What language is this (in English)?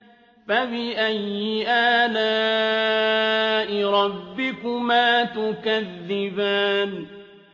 Arabic